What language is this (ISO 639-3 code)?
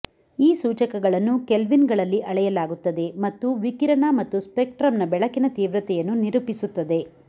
kan